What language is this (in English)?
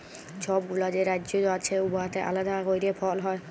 Bangla